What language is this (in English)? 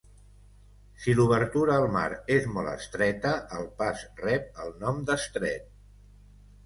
Catalan